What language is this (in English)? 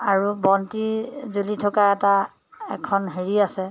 Assamese